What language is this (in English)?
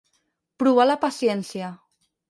Catalan